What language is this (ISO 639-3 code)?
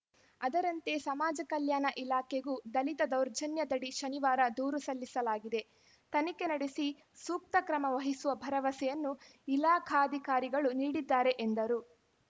kan